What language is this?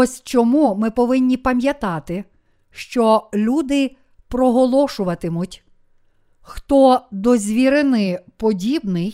Ukrainian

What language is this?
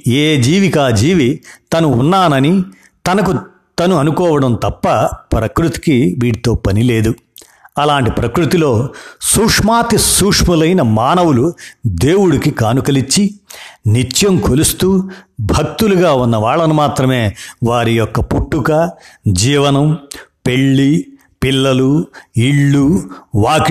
Telugu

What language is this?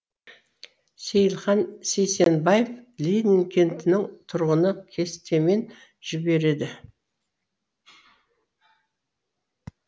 Kazakh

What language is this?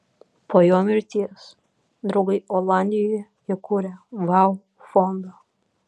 Lithuanian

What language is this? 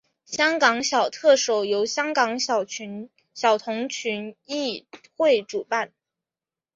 Chinese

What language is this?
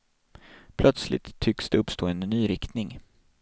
Swedish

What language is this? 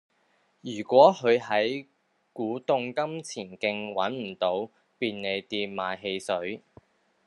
Cantonese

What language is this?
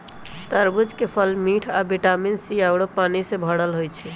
Magahi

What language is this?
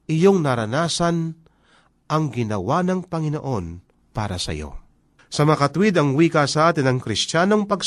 Filipino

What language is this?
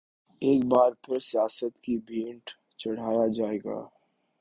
Urdu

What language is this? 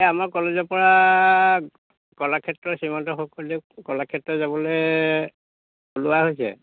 Assamese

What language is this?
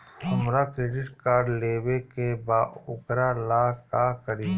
Bhojpuri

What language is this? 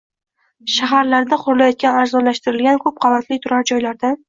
Uzbek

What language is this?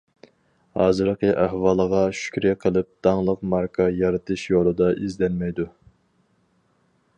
Uyghur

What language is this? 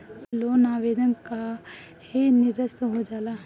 Bhojpuri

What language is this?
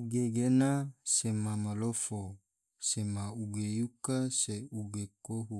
Tidore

